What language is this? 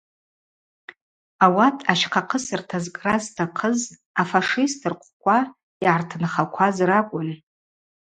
Abaza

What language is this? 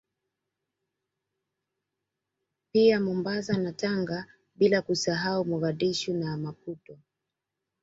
Swahili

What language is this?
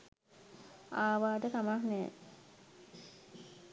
Sinhala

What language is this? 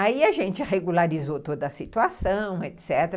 Portuguese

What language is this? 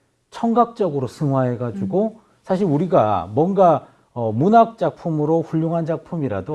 Korean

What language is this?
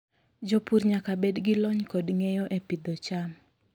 Luo (Kenya and Tanzania)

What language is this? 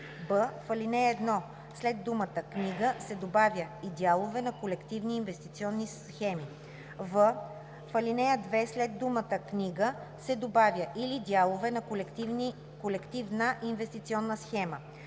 Bulgarian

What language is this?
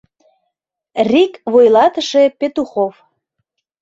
Mari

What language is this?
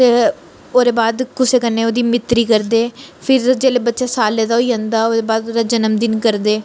Dogri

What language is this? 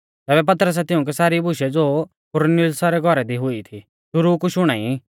Mahasu Pahari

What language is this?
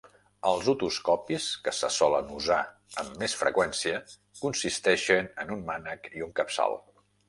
Catalan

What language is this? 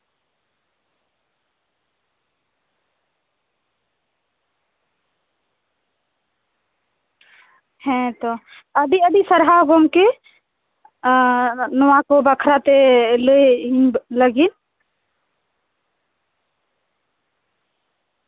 Santali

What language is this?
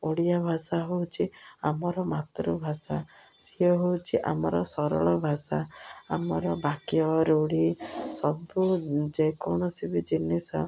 Odia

